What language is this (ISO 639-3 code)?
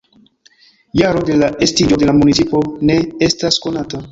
epo